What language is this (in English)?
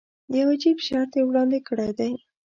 Pashto